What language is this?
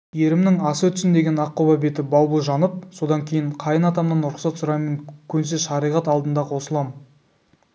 Kazakh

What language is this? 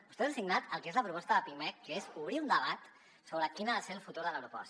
Catalan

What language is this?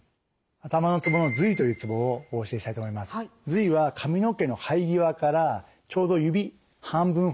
Japanese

